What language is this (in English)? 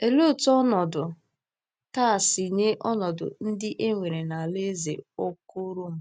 Igbo